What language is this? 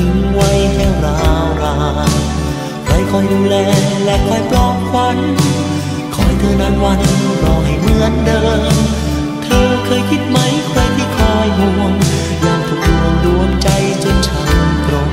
Thai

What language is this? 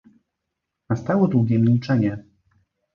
Polish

